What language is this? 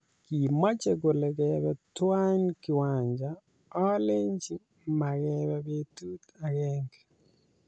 Kalenjin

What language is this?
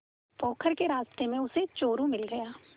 Hindi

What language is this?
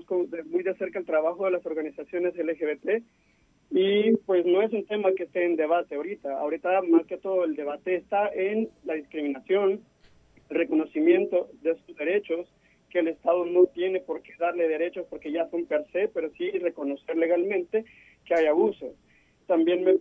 Spanish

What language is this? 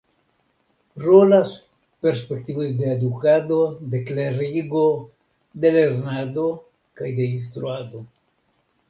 Esperanto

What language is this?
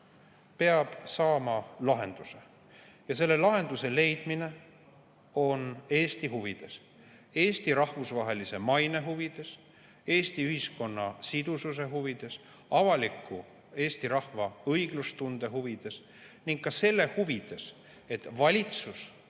Estonian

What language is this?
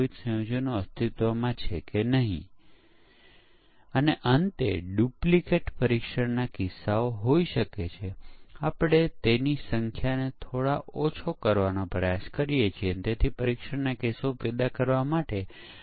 Gujarati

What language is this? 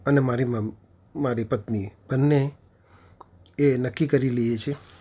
Gujarati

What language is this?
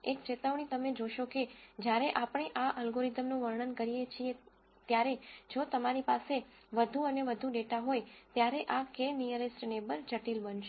Gujarati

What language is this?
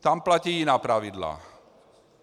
Czech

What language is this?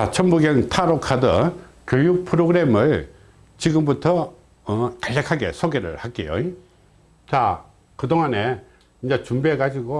Korean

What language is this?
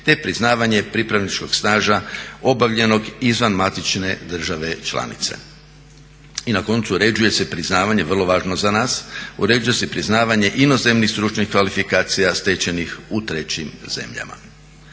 Croatian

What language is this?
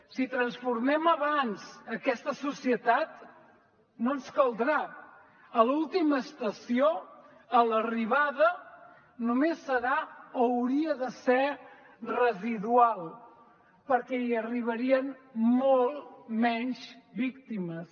Catalan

